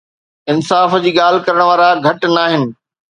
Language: Sindhi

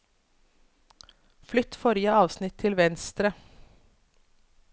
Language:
Norwegian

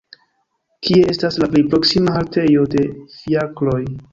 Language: Esperanto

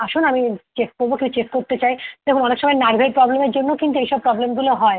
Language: Bangla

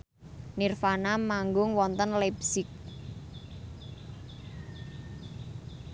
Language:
Javanese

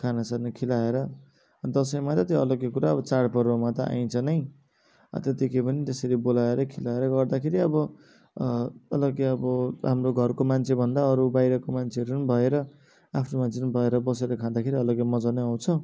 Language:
Nepali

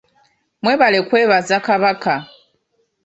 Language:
Ganda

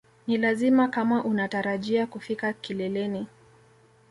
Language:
Swahili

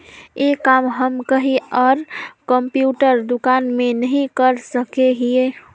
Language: Magahi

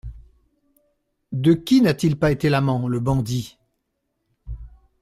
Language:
French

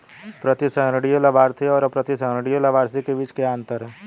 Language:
Hindi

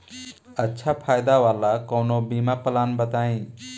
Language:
Bhojpuri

